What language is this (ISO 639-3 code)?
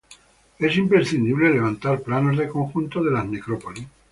spa